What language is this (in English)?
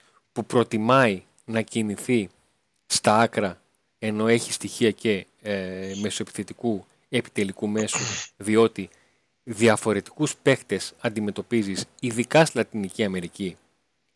Greek